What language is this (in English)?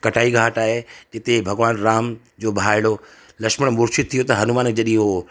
Sindhi